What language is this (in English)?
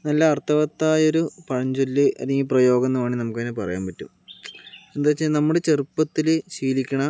Malayalam